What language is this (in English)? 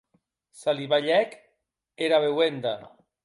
Occitan